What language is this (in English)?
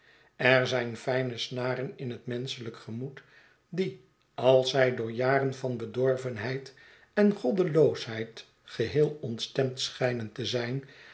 Dutch